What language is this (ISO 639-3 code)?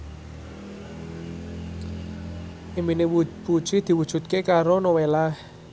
jav